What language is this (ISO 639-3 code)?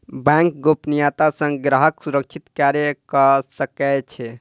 mai